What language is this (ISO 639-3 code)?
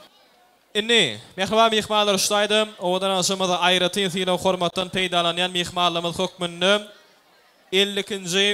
ara